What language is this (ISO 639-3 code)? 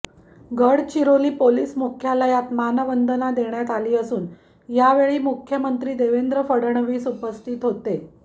mar